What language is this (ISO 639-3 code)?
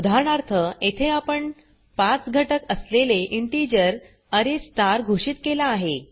mar